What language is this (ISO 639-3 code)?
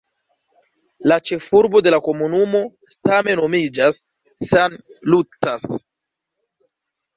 epo